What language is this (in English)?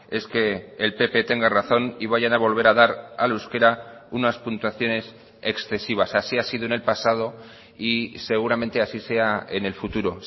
Spanish